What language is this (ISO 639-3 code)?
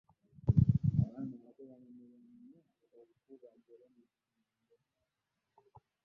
lug